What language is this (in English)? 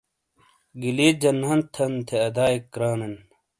Shina